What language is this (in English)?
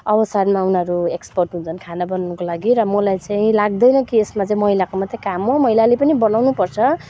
Nepali